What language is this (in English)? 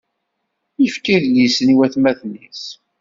Kabyle